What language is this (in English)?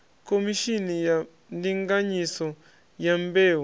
Venda